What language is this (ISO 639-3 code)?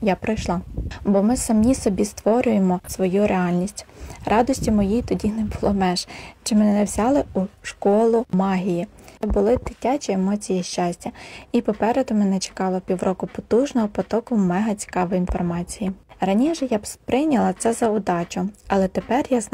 ukr